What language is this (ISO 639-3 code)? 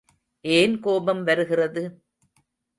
tam